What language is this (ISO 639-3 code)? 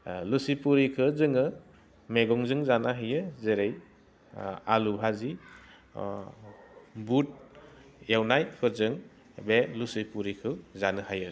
brx